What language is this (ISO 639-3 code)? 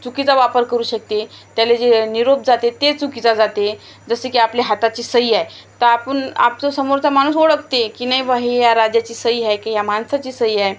mar